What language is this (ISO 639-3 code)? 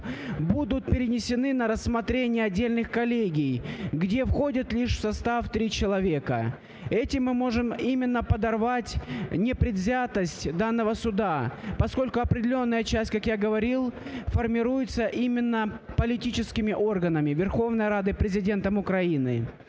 ukr